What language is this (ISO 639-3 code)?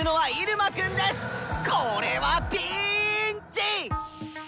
jpn